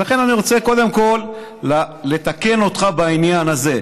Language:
Hebrew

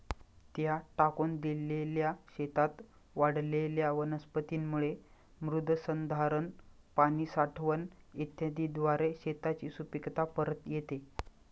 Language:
Marathi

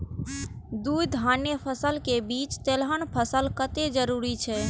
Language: Maithili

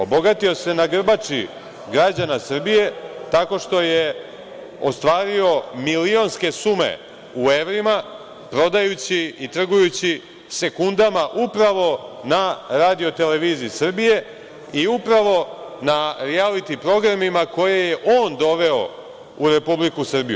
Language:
Serbian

